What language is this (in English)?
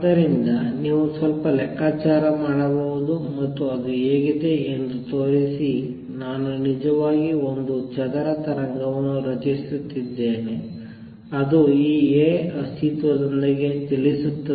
Kannada